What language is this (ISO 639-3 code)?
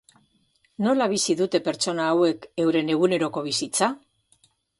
eus